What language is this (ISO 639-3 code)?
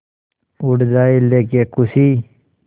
hin